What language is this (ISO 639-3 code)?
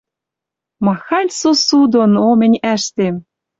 mrj